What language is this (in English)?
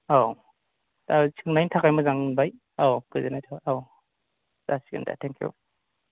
Bodo